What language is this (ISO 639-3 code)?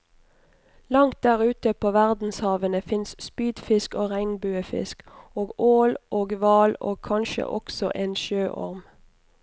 nor